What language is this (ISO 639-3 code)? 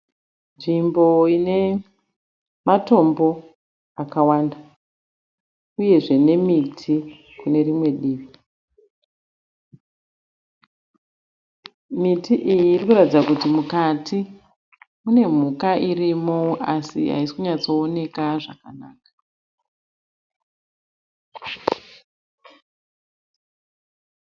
sna